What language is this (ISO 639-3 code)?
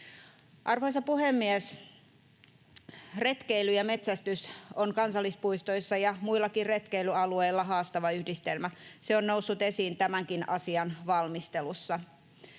fin